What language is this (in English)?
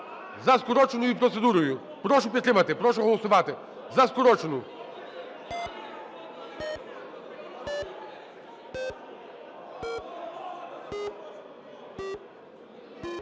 Ukrainian